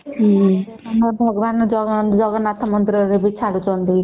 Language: Odia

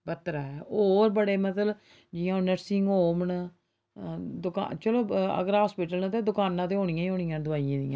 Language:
Dogri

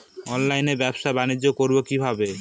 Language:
Bangla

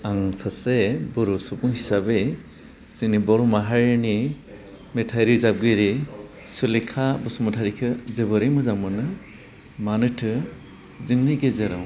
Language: Bodo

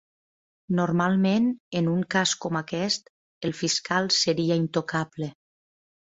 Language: Catalan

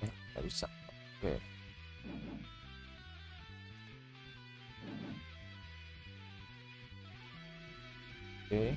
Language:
Indonesian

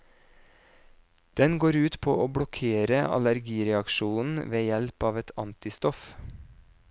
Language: Norwegian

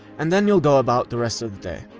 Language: English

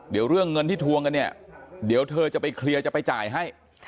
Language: Thai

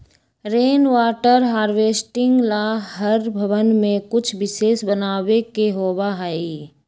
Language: Magahi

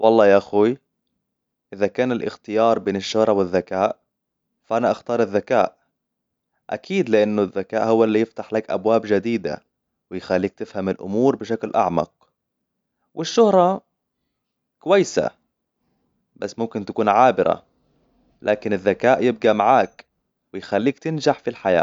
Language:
Hijazi Arabic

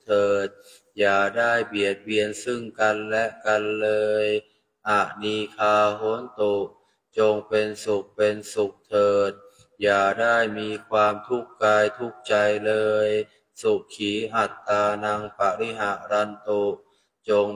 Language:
Thai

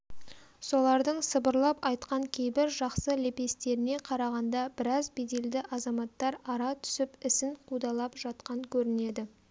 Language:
Kazakh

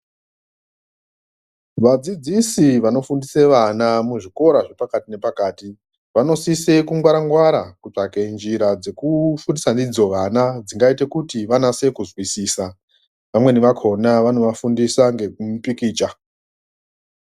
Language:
Ndau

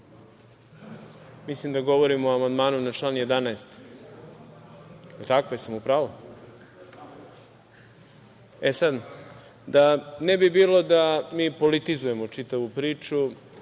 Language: Serbian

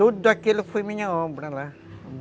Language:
Portuguese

